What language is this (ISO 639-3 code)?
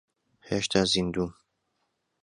ckb